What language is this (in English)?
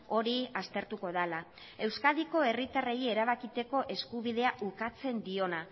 Basque